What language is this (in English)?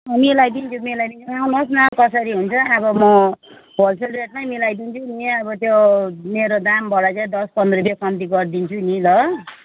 Nepali